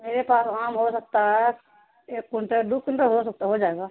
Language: Urdu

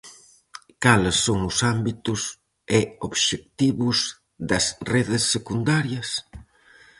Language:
Galician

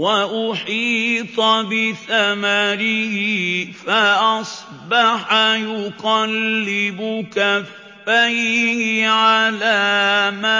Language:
Arabic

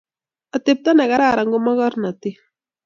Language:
Kalenjin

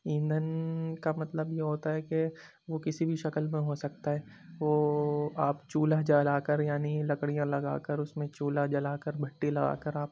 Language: Urdu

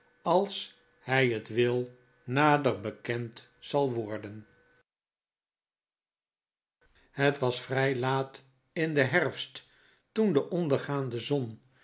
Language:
Dutch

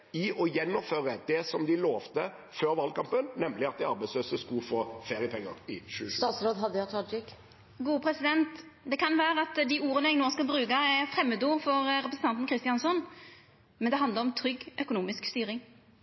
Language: Norwegian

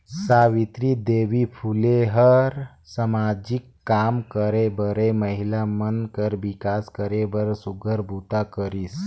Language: Chhattisgarhi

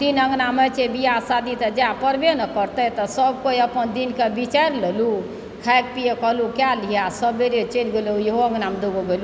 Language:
Maithili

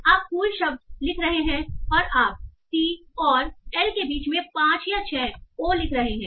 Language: Hindi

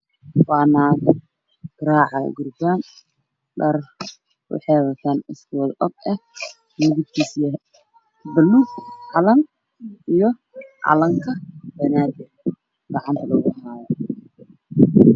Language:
Somali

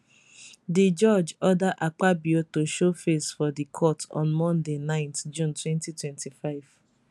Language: Nigerian Pidgin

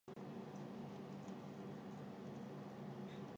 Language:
Chinese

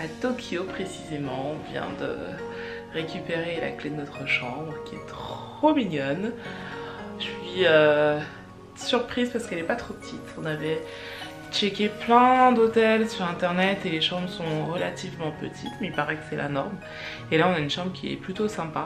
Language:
French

